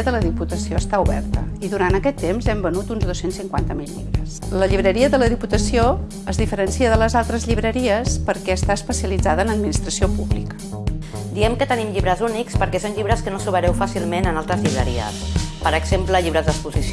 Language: Catalan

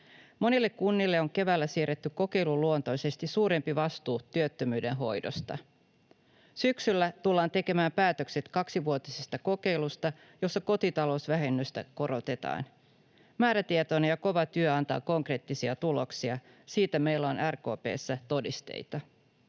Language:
Finnish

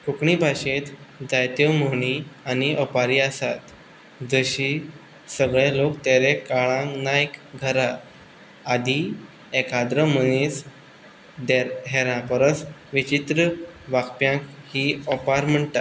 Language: Konkani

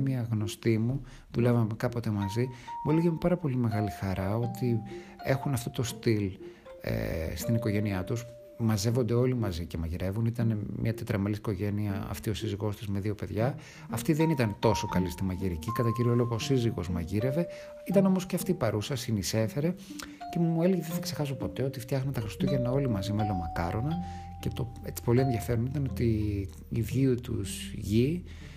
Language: Greek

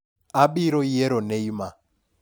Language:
Luo (Kenya and Tanzania)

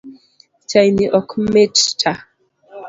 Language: Luo (Kenya and Tanzania)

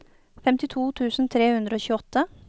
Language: Norwegian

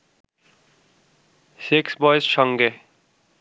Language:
Bangla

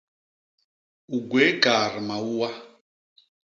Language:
Basaa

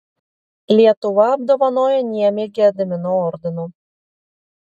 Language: Lithuanian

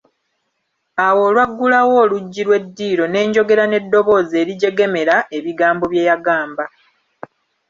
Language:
Ganda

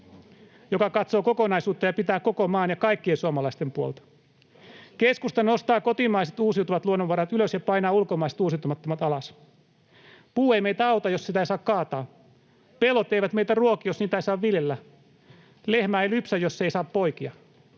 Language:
Finnish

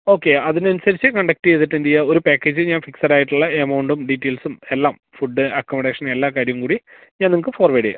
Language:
Malayalam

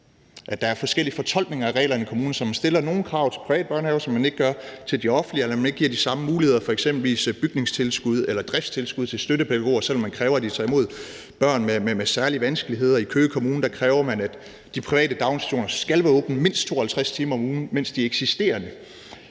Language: Danish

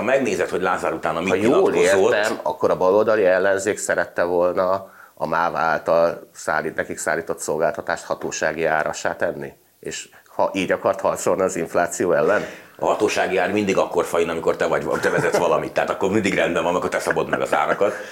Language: Hungarian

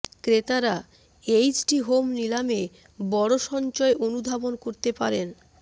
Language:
Bangla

